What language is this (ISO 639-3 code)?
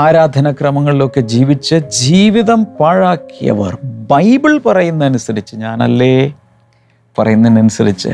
mal